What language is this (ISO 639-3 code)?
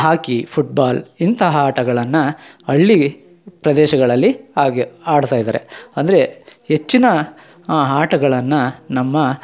kan